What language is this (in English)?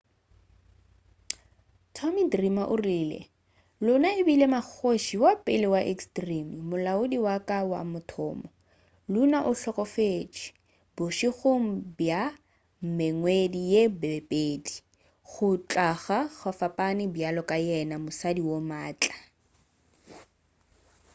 Northern Sotho